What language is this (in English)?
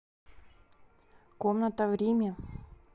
Russian